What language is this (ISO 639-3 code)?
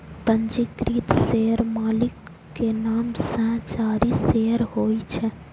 mai